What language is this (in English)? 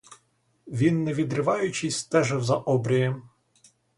Ukrainian